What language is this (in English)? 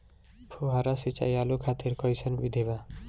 Bhojpuri